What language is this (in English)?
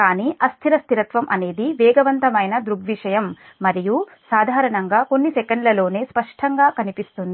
Telugu